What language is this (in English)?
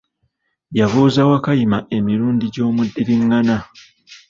Ganda